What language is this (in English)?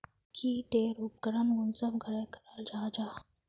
Magahi